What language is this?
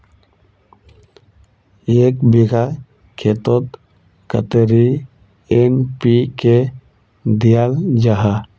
Magahi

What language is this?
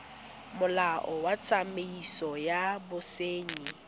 Tswana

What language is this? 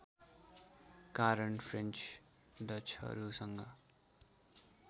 Nepali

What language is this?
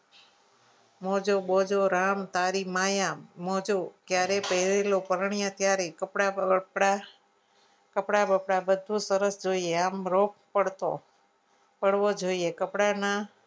Gujarati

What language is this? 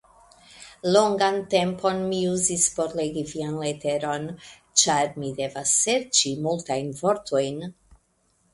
Esperanto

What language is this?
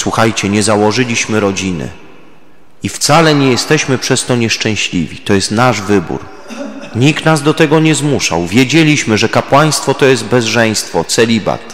Polish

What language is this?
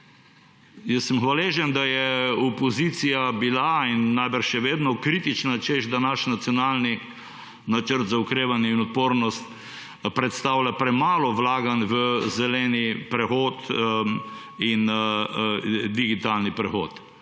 Slovenian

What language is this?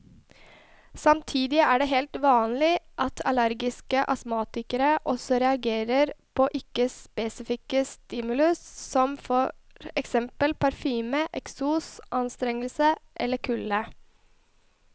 Norwegian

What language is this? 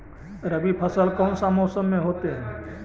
Magahi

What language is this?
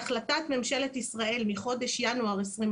Hebrew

